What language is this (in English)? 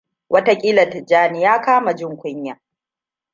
Hausa